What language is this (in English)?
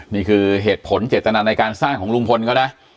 Thai